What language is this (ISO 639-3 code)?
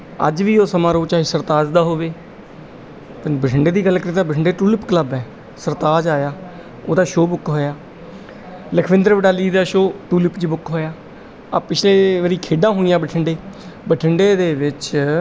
pan